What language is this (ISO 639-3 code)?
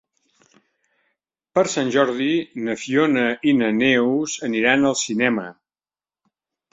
cat